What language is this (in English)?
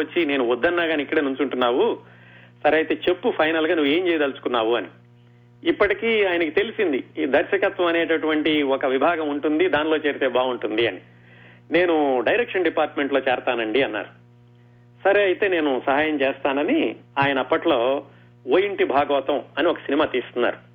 Telugu